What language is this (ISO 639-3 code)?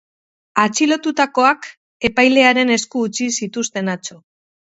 eus